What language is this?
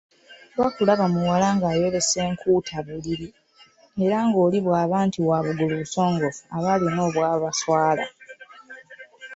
Ganda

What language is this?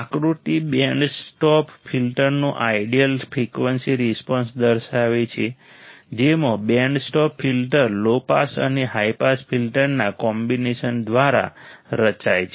Gujarati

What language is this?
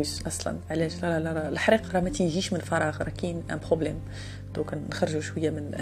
Arabic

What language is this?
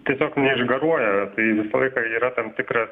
Lithuanian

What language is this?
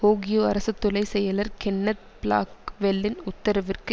Tamil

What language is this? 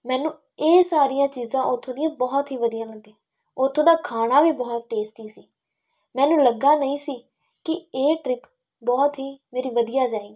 Punjabi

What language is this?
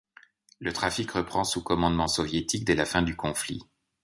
French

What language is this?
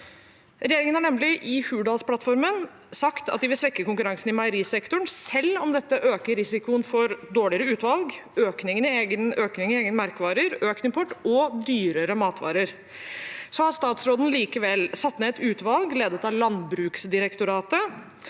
Norwegian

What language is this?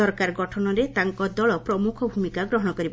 Odia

